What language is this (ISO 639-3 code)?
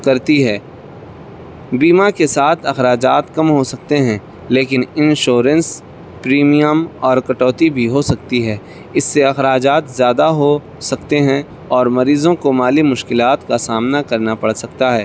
urd